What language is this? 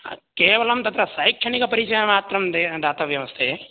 Sanskrit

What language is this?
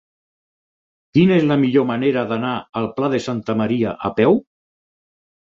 Catalan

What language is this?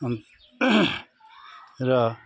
Nepali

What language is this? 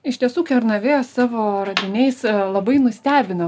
Lithuanian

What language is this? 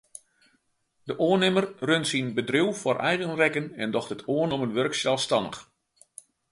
Western Frisian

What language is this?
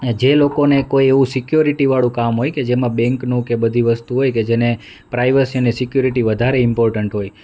Gujarati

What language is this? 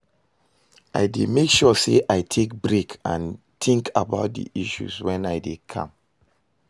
Nigerian Pidgin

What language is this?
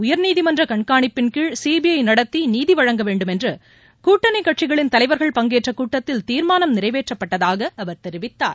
Tamil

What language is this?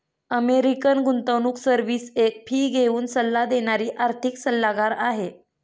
Marathi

